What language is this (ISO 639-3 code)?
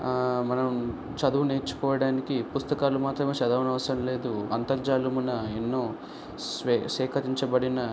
tel